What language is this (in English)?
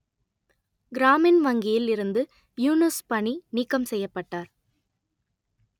Tamil